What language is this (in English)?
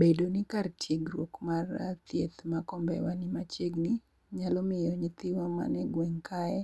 Luo (Kenya and Tanzania)